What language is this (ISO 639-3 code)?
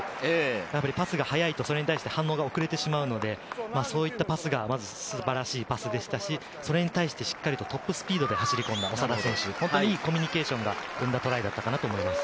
jpn